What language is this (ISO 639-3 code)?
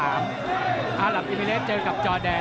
tha